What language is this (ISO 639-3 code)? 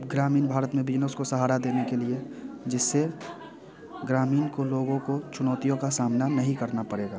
hin